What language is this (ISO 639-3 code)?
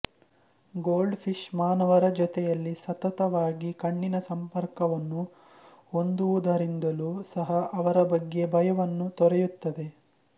kan